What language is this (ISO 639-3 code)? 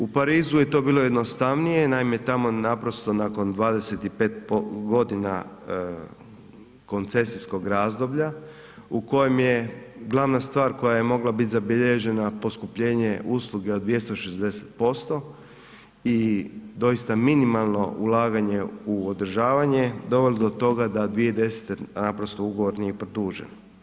hrv